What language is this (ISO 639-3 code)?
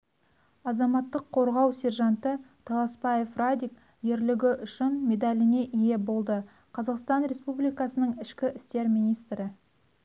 kaz